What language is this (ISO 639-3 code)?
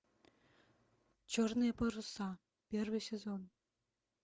rus